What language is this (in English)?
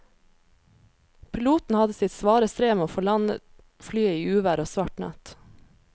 Norwegian